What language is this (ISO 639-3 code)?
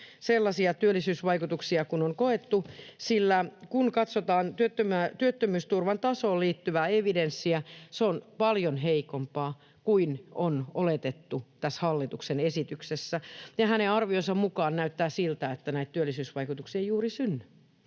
fin